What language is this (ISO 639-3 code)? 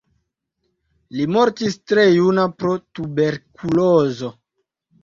epo